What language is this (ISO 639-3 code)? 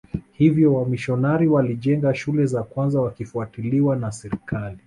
swa